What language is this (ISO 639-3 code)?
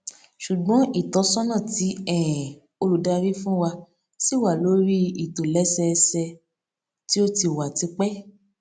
yor